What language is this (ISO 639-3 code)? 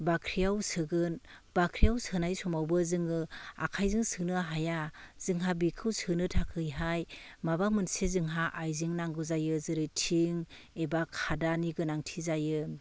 brx